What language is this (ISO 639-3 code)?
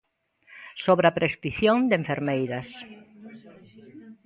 glg